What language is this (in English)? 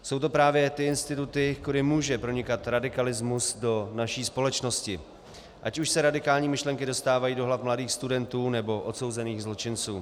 Czech